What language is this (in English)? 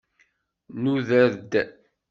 Kabyle